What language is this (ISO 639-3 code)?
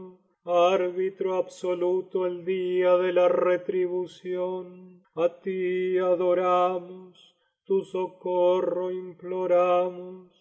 spa